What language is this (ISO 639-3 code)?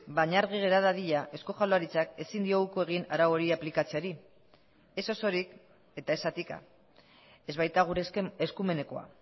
eus